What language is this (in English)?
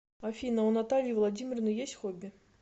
Russian